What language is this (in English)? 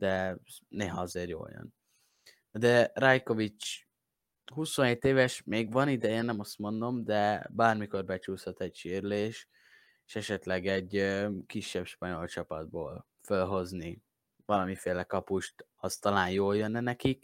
Hungarian